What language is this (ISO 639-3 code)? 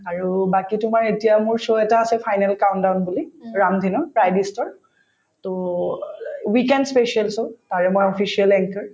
asm